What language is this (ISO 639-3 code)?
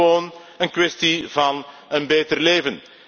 nld